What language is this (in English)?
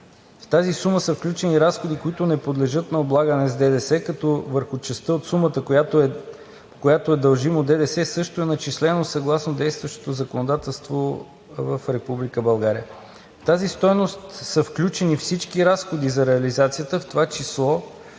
Bulgarian